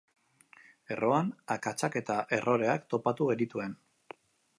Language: Basque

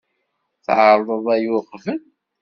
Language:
Kabyle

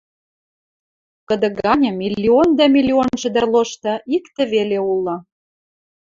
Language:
Western Mari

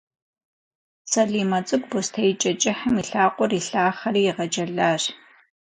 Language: Kabardian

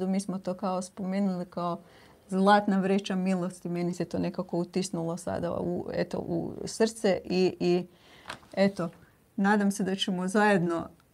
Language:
Croatian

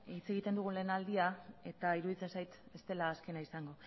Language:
Basque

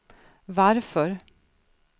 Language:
Swedish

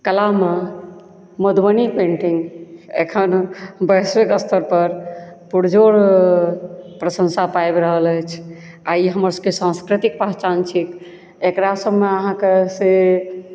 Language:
Maithili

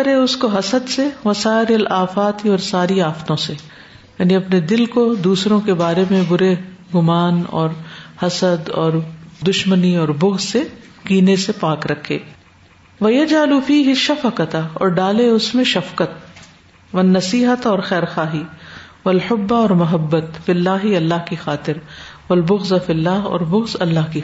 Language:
Urdu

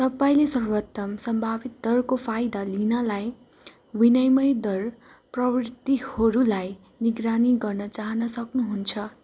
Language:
Nepali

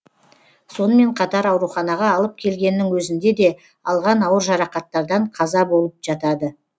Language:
Kazakh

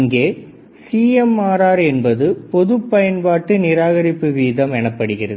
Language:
Tamil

